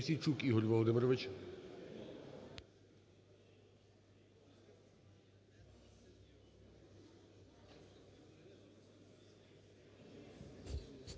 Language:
Ukrainian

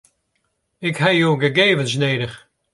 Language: Western Frisian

